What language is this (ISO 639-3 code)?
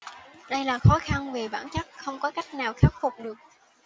vie